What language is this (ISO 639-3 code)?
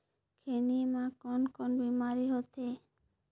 hne